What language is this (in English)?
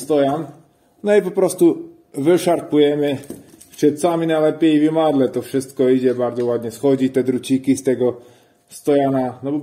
Polish